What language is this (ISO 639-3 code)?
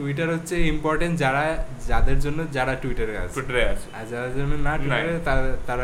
ben